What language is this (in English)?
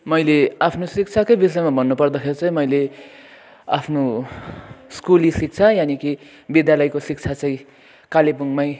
Nepali